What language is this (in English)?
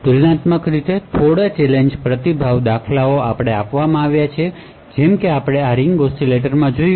Gujarati